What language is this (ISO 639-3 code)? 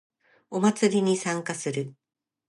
jpn